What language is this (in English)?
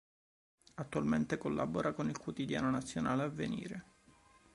Italian